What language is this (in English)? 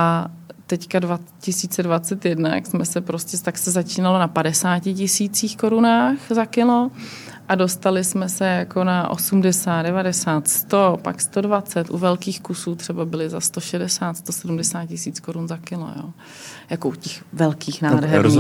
Czech